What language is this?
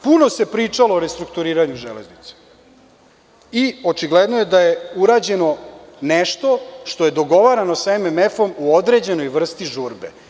Serbian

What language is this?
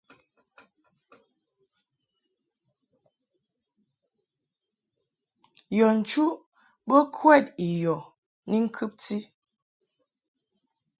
Mungaka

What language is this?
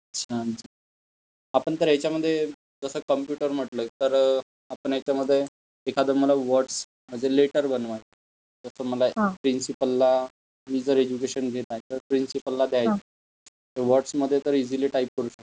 Marathi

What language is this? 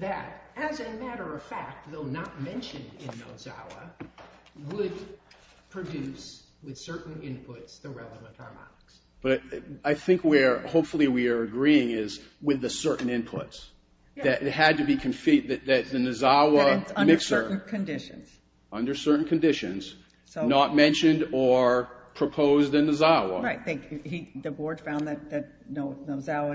English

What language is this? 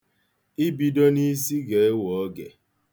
Igbo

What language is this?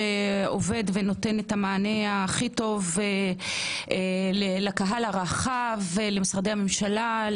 Hebrew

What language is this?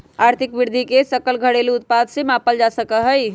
Magahi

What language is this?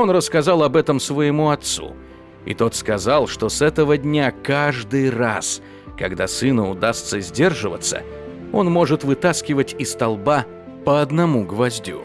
Russian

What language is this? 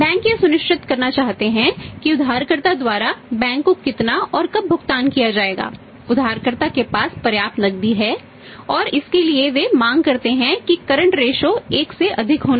Hindi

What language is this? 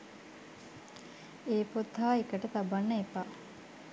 Sinhala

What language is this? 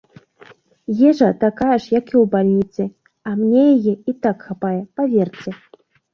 Belarusian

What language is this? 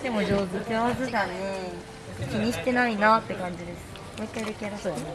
Japanese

